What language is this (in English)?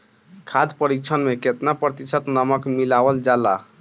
Bhojpuri